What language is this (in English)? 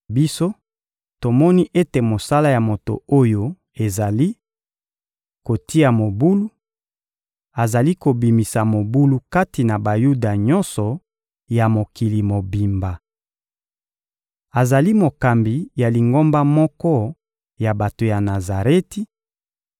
Lingala